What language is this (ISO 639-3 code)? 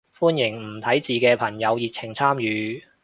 yue